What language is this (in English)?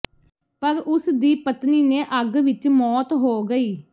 Punjabi